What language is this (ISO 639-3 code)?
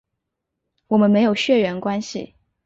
zho